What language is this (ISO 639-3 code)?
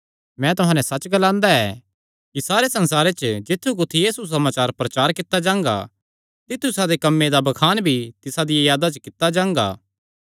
xnr